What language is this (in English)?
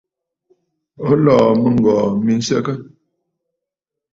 Bafut